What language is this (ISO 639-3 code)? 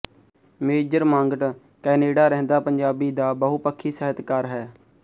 pan